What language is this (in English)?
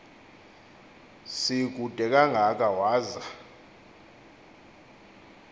Xhosa